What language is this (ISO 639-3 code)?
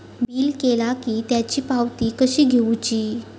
mar